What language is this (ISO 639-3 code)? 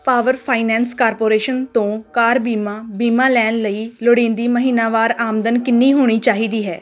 pan